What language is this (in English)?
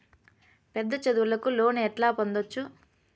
Telugu